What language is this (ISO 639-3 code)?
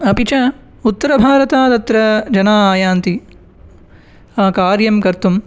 san